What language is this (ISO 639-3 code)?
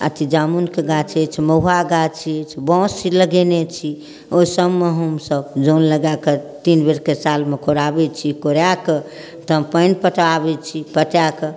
mai